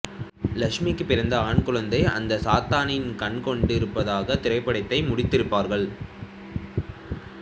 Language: Tamil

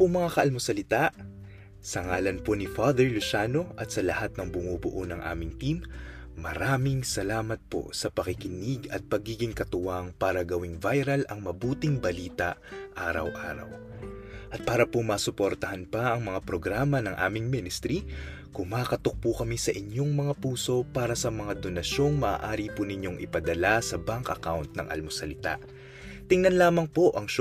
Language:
Filipino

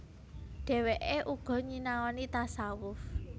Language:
Javanese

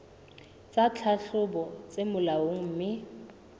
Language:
Southern Sotho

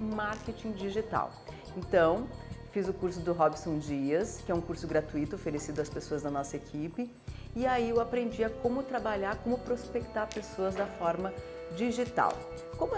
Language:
Portuguese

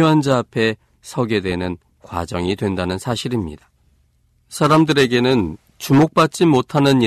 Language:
Korean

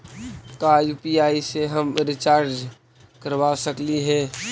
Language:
Magahi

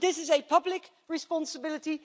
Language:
English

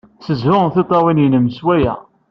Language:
Kabyle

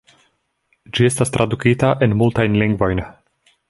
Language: Esperanto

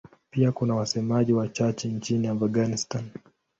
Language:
Swahili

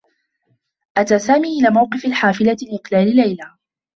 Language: Arabic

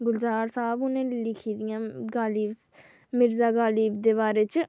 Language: Dogri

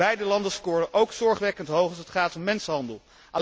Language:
Dutch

